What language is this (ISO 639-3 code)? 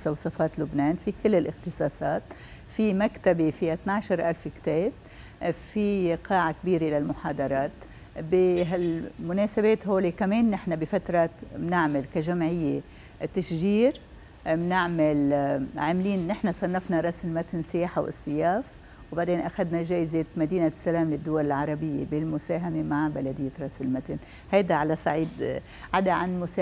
ara